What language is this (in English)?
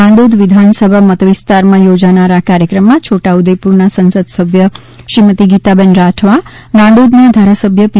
Gujarati